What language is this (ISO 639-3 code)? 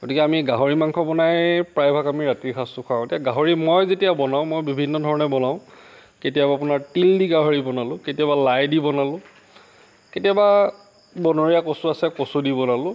asm